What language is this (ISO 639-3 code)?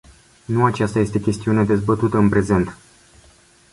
ron